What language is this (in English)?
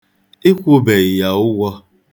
Igbo